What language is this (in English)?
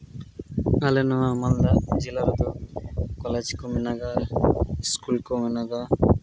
Santali